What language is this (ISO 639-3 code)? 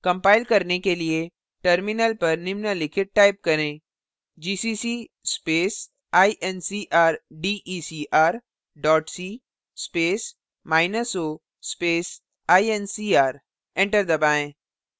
hin